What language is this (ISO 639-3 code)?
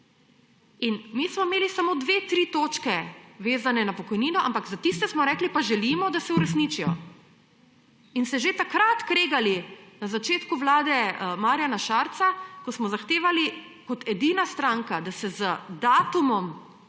slv